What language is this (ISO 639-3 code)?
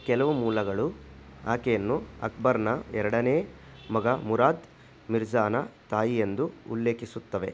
kan